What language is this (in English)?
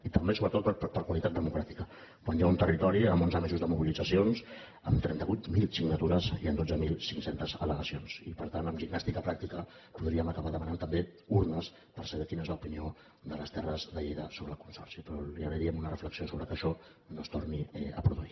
Catalan